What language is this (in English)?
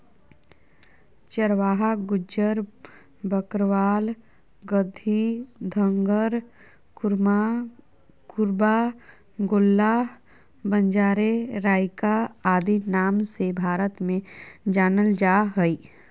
Magahi